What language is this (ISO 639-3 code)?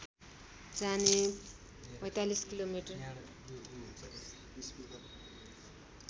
nep